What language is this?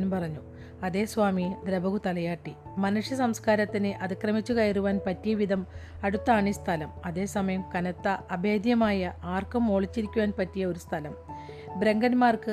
Malayalam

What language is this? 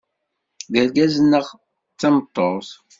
Kabyle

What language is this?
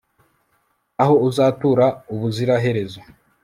Kinyarwanda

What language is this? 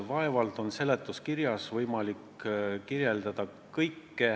Estonian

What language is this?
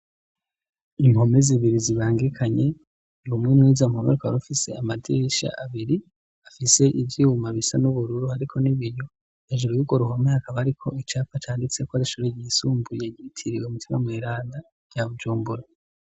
Rundi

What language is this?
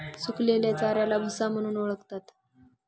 Marathi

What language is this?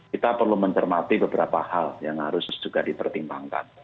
Indonesian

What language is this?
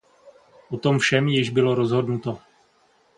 Czech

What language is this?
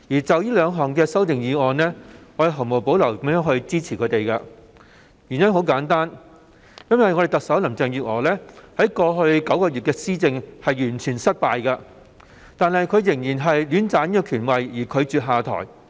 Cantonese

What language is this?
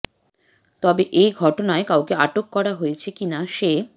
Bangla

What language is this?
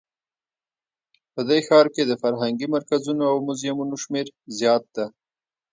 Pashto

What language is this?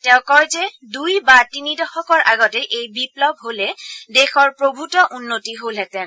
Assamese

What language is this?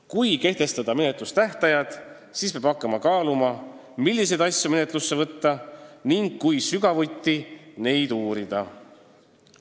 Estonian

